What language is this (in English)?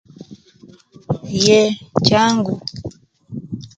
Kenyi